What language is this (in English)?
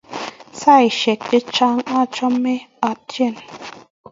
Kalenjin